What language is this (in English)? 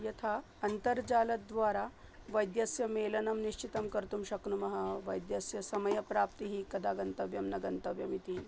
Sanskrit